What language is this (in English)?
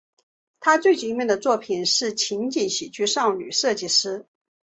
Chinese